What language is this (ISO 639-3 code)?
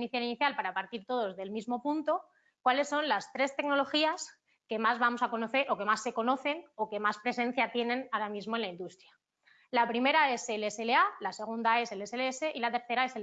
spa